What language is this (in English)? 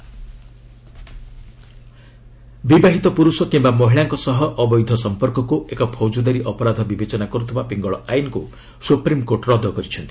Odia